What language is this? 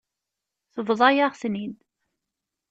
Kabyle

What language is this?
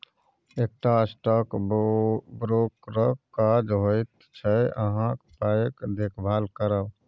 Maithili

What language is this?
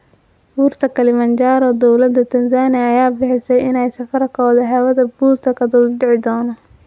Somali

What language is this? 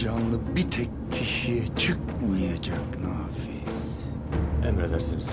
Turkish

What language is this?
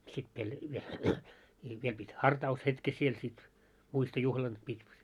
Finnish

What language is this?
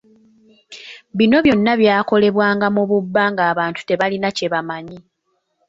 Ganda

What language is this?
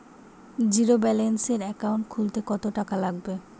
Bangla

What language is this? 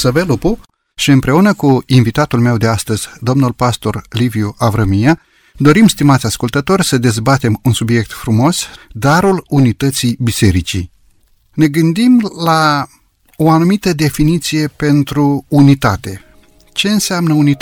Romanian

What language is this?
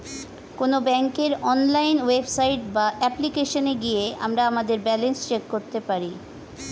Bangla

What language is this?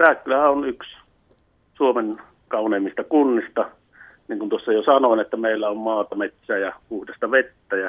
Finnish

